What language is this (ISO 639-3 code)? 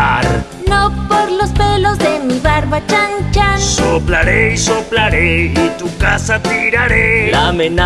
spa